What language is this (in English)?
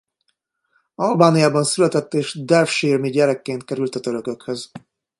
Hungarian